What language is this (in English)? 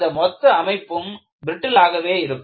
Tamil